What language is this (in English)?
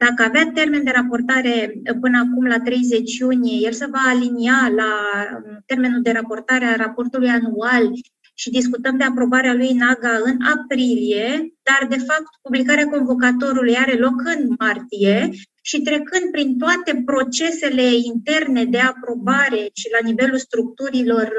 Romanian